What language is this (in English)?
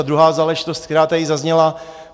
Czech